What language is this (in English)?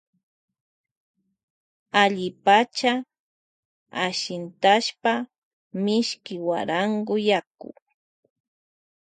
Loja Highland Quichua